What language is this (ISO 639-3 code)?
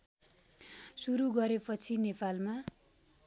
nep